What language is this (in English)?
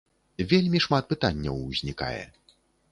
Belarusian